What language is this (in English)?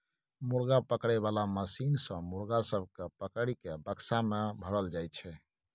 Maithili